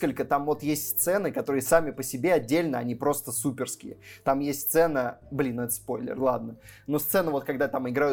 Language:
Russian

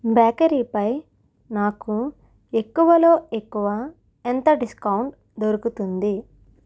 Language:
Telugu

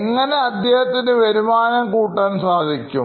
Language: Malayalam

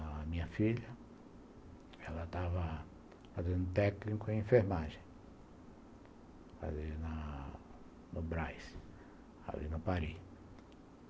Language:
Portuguese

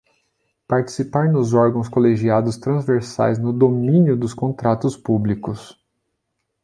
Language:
Portuguese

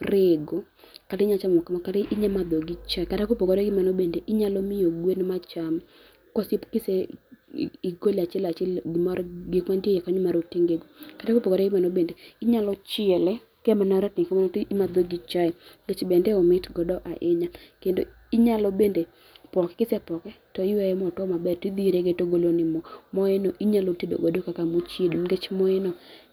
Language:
Luo (Kenya and Tanzania)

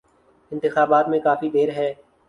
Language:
Urdu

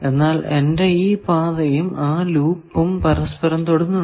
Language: Malayalam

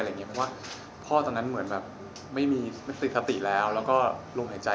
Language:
Thai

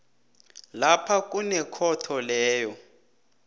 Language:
South Ndebele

